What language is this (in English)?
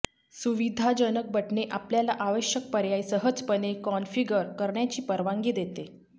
Marathi